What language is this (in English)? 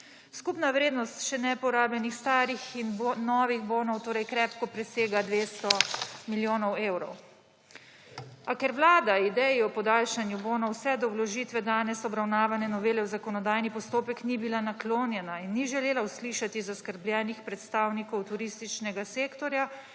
Slovenian